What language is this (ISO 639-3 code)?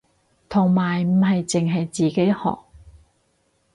yue